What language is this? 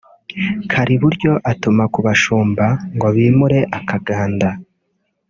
Kinyarwanda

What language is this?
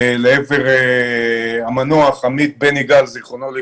Hebrew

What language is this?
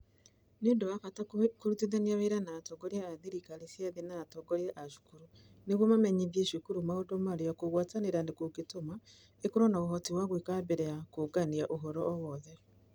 Kikuyu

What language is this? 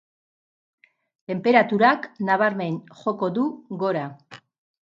Basque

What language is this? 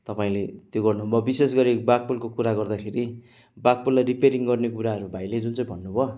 Nepali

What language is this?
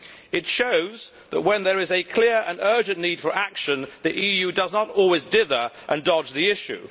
English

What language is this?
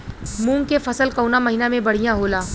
Bhojpuri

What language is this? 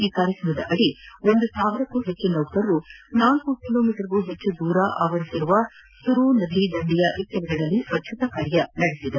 Kannada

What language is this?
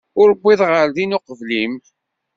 Kabyle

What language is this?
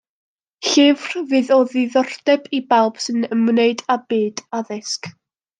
Welsh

